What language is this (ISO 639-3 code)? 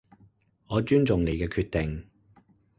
yue